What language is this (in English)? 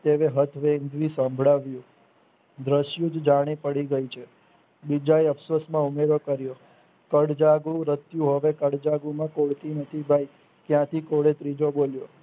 Gujarati